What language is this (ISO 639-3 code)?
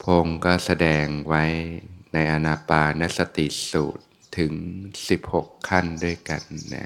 tha